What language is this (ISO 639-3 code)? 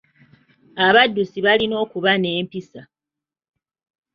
lug